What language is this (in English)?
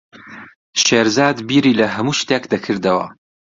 Central Kurdish